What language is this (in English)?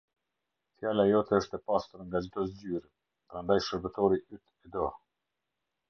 Albanian